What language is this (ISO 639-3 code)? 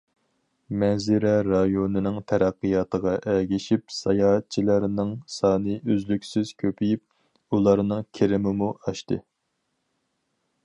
uig